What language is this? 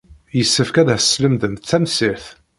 Kabyle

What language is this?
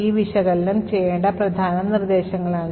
Malayalam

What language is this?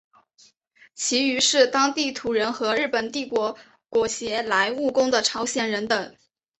Chinese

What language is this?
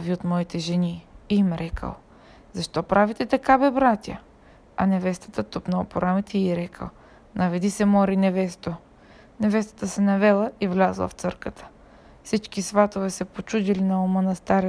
Bulgarian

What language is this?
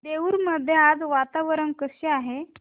Marathi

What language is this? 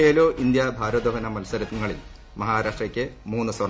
Malayalam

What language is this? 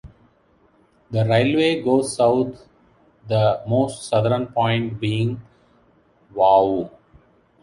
English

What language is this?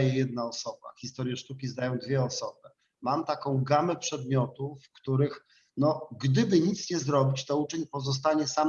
Polish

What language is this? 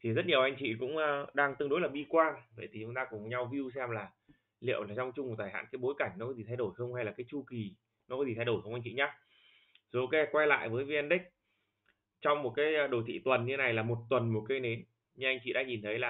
Vietnamese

